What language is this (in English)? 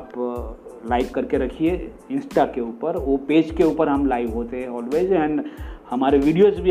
Gujarati